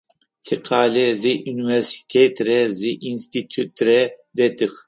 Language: Adyghe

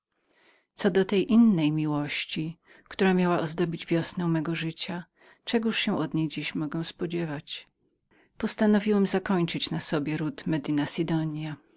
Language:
Polish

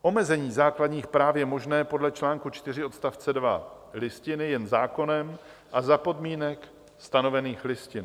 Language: Czech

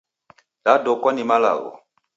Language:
Taita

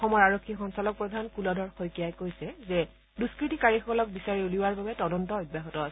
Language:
Assamese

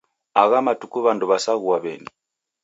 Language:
Taita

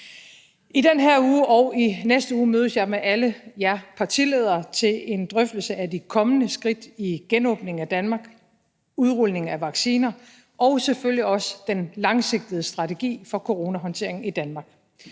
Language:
Danish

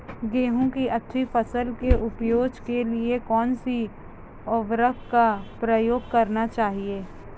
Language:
Hindi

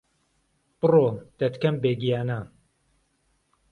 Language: Central Kurdish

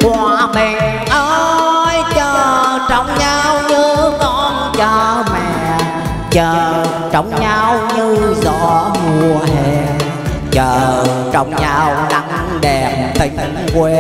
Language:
Vietnamese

